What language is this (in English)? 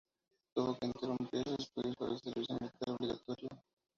Spanish